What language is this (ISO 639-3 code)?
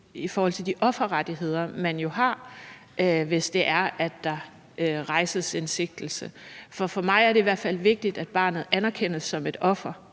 dan